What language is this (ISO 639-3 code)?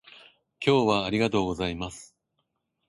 jpn